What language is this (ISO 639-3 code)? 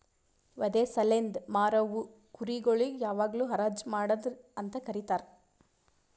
kan